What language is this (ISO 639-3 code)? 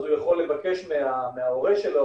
heb